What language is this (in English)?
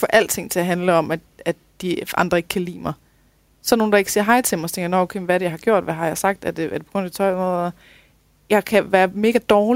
Danish